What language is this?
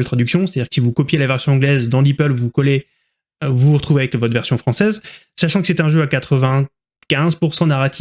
French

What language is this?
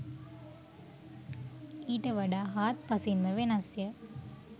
Sinhala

